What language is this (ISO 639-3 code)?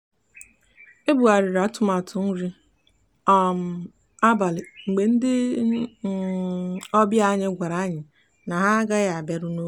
ibo